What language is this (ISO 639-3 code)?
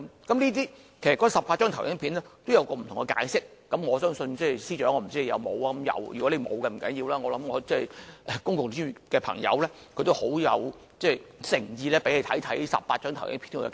yue